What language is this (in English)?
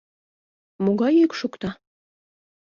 Mari